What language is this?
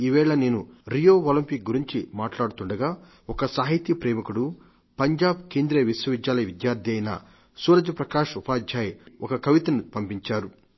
Telugu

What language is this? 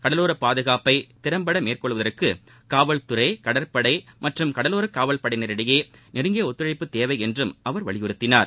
Tamil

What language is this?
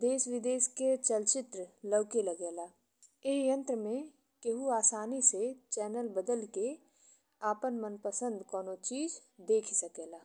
Bhojpuri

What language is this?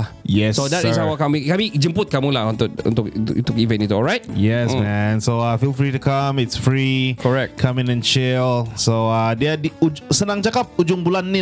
Malay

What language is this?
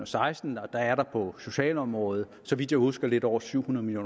Danish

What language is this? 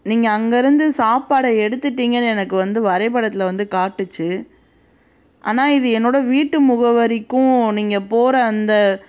Tamil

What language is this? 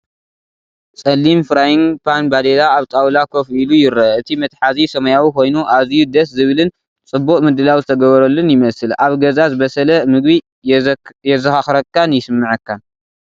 Tigrinya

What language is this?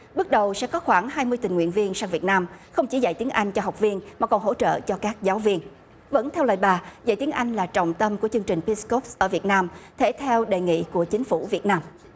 Vietnamese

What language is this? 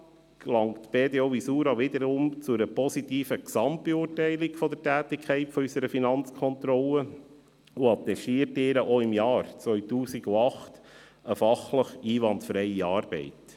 Swiss German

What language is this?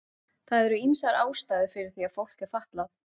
Icelandic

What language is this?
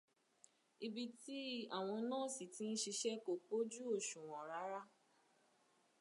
Yoruba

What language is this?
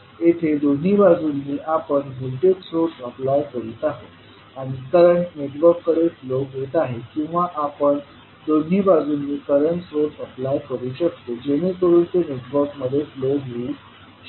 Marathi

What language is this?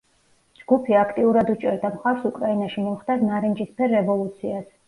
Georgian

